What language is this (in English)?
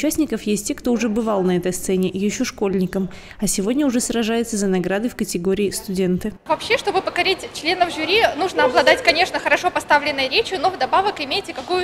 Russian